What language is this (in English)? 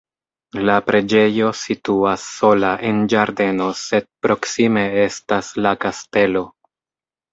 Esperanto